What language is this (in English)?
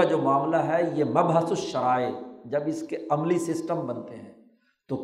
Urdu